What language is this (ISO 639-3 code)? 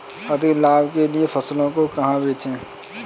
hin